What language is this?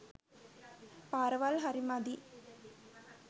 Sinhala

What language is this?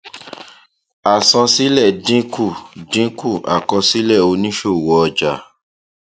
Yoruba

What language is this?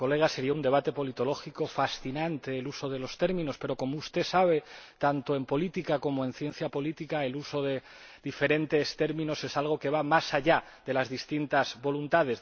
Spanish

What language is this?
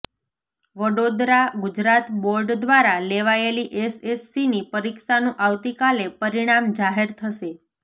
Gujarati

